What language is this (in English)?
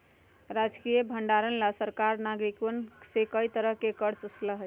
Magahi